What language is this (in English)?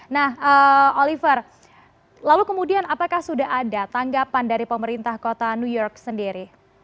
Indonesian